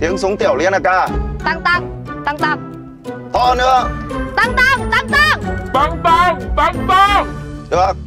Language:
Vietnamese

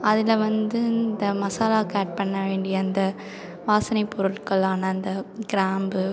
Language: Tamil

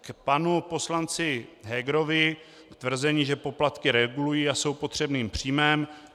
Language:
Czech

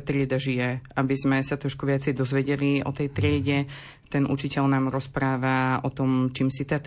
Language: Slovak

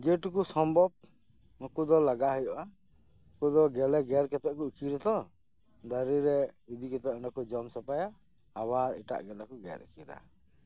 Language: Santali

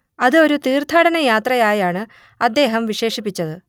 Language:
Malayalam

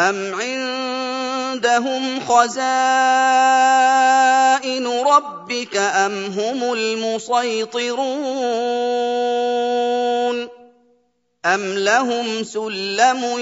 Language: Arabic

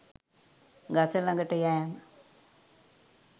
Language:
Sinhala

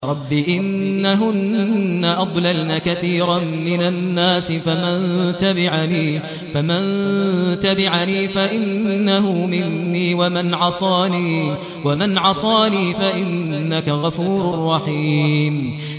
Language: Arabic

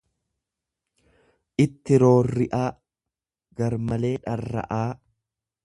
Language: Oromo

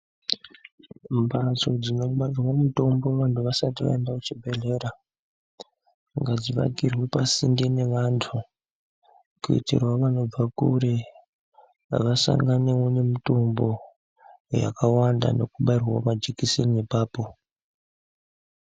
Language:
Ndau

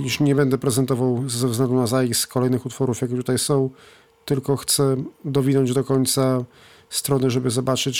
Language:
Polish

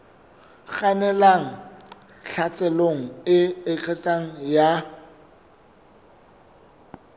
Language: Southern Sotho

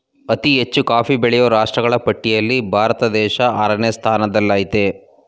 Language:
Kannada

